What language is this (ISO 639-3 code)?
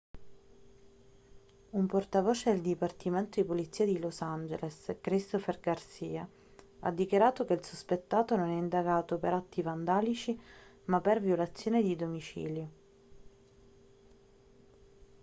ita